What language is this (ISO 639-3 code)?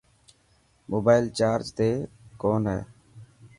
mki